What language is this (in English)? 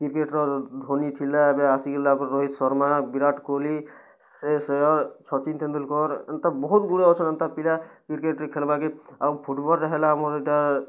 Odia